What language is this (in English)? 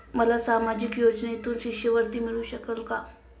Marathi